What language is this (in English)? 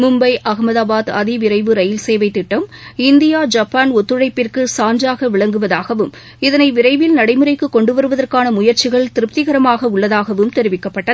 Tamil